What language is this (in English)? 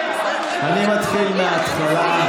Hebrew